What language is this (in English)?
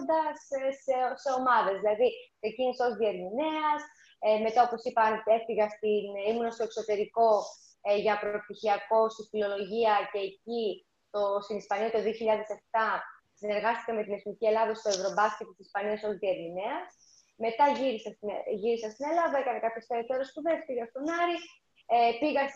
Greek